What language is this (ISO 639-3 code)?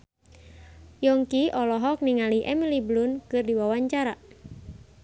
sun